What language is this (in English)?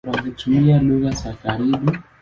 Swahili